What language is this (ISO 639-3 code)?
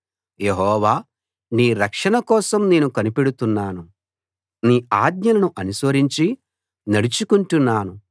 tel